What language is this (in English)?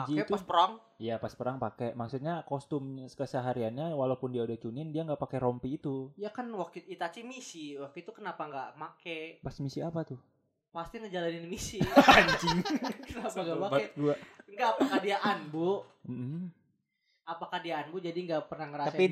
Indonesian